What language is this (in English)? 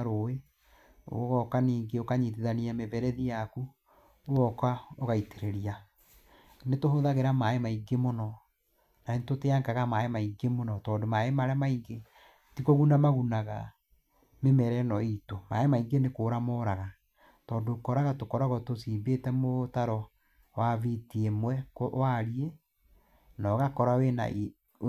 Kikuyu